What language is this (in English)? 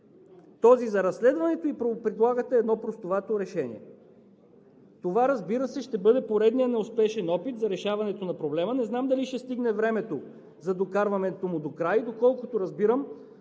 Bulgarian